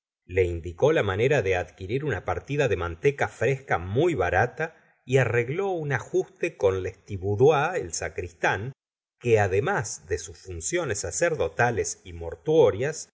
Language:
Spanish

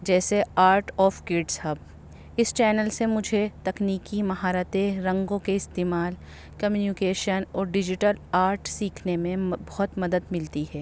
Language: Urdu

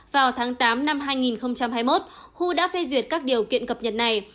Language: Vietnamese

